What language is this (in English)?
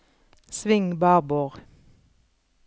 Norwegian